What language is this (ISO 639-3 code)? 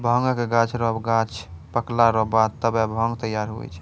mai